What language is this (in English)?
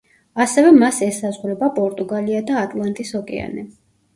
Georgian